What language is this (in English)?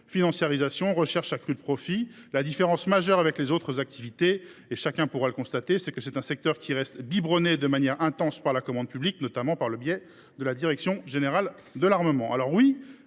French